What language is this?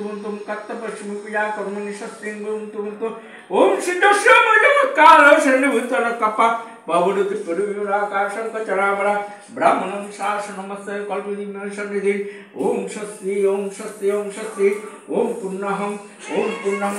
Romanian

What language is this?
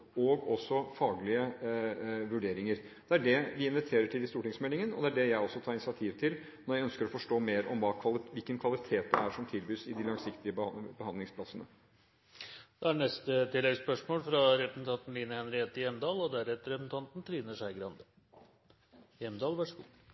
Norwegian Bokmål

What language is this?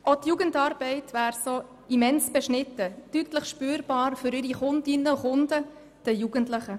Swiss German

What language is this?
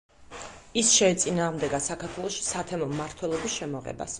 Georgian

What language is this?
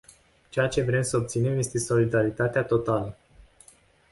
Romanian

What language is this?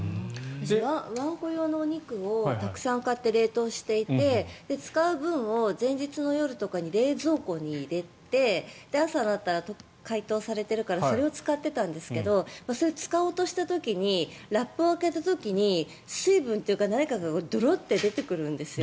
Japanese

